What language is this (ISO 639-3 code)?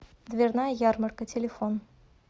rus